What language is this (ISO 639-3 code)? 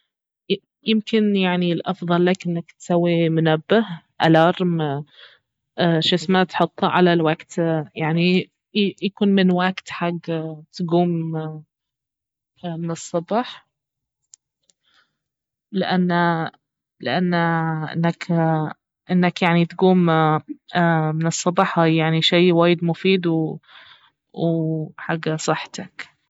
abv